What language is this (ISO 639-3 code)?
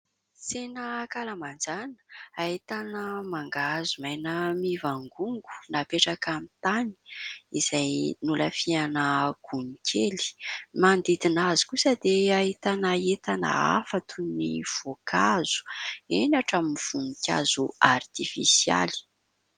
mlg